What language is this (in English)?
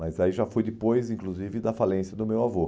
Portuguese